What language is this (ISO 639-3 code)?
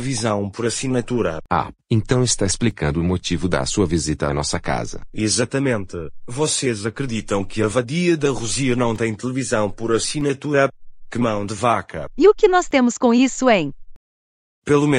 por